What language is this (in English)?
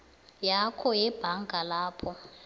South Ndebele